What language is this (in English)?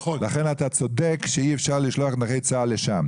Hebrew